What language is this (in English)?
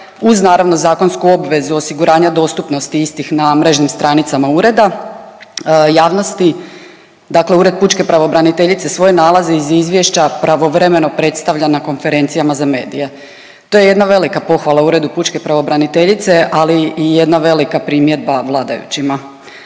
Croatian